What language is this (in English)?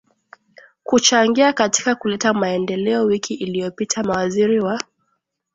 Swahili